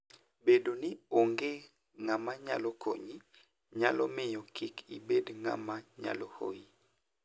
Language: Luo (Kenya and Tanzania)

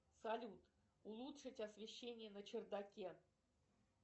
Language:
Russian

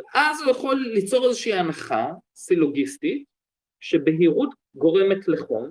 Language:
Hebrew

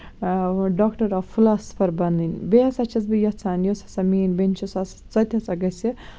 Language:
Kashmiri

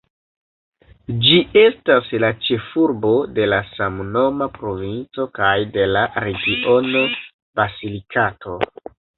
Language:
Esperanto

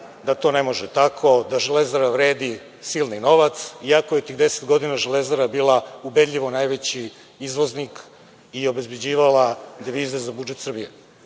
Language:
Serbian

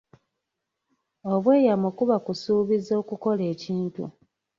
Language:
Ganda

